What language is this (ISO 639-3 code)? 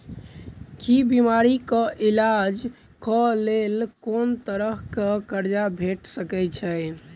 mai